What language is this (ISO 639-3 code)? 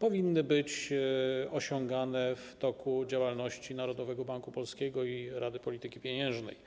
pol